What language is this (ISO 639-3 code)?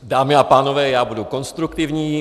ces